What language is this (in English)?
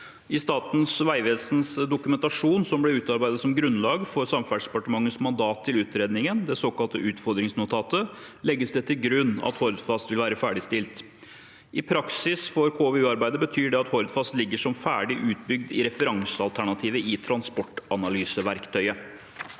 Norwegian